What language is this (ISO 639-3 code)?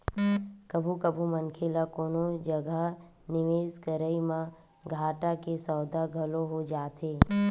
hne